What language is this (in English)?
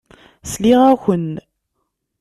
Kabyle